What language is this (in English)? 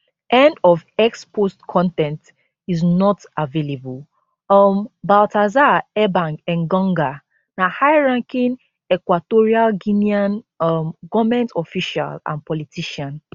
Nigerian Pidgin